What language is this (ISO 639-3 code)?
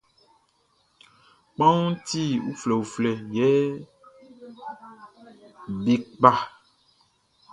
bci